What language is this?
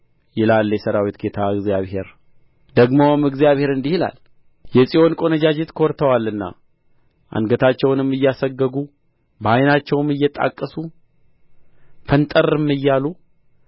Amharic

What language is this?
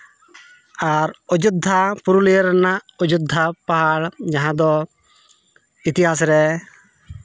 Santali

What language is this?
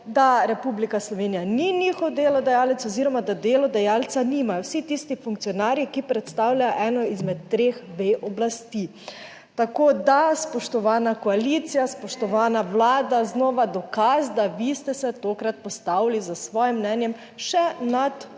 Slovenian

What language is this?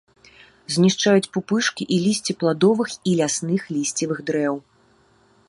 Belarusian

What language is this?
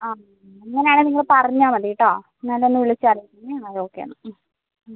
Malayalam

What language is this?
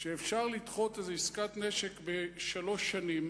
Hebrew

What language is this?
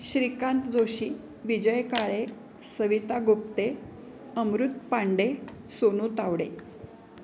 Marathi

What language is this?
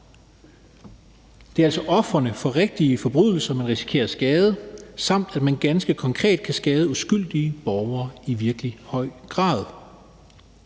Danish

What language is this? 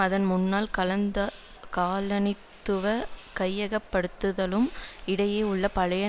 Tamil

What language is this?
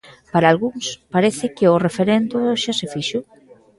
Galician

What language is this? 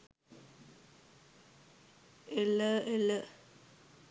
Sinhala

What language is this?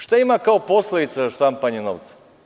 Serbian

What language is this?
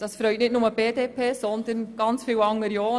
Swiss German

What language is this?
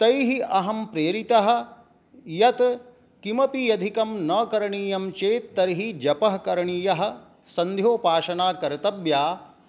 Sanskrit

